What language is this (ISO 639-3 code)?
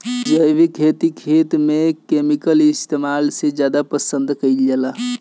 bho